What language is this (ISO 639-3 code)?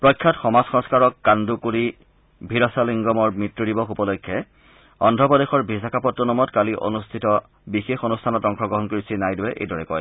asm